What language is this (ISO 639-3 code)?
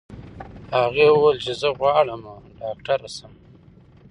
pus